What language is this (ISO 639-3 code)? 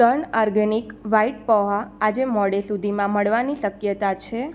guj